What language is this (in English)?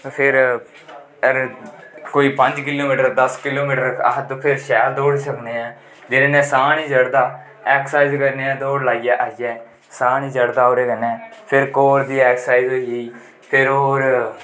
Dogri